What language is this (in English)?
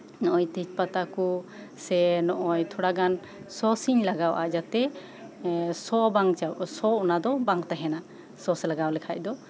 Santali